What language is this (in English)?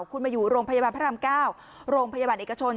Thai